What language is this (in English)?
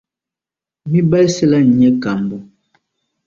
Dagbani